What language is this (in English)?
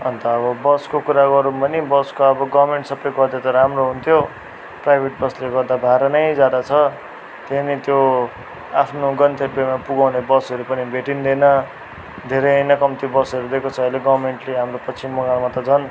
Nepali